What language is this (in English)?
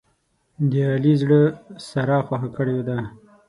Pashto